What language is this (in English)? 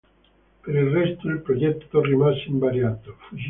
Italian